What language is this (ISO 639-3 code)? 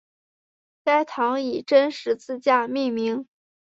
zho